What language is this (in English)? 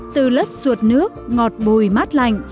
Vietnamese